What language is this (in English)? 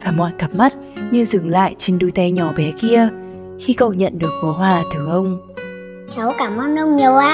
Vietnamese